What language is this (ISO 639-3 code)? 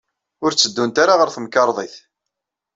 kab